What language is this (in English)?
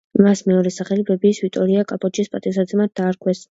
Georgian